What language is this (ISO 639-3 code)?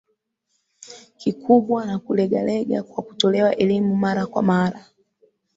swa